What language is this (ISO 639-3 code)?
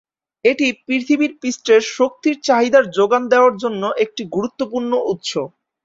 ben